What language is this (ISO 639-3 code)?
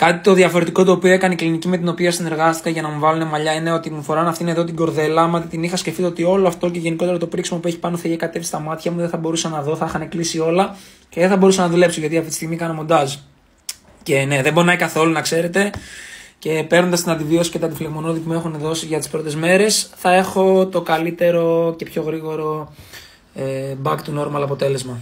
ell